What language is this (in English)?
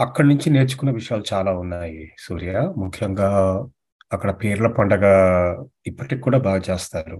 Telugu